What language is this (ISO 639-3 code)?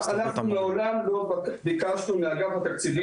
heb